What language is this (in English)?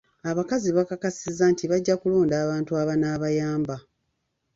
Ganda